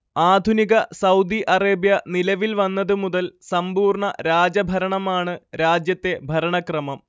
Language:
Malayalam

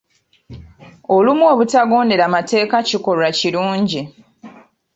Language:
Ganda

